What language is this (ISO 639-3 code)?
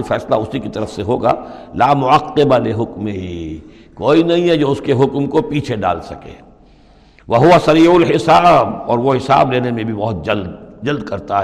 urd